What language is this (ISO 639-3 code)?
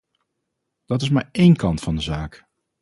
nld